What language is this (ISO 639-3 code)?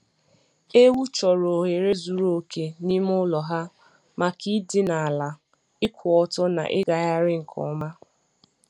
ibo